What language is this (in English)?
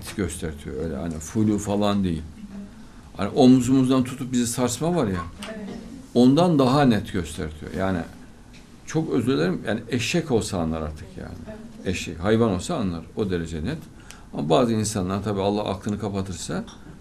Turkish